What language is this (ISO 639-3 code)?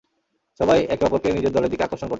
ben